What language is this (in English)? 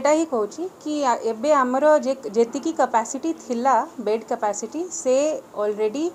Hindi